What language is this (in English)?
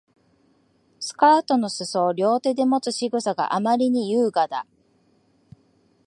Japanese